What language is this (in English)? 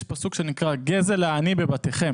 Hebrew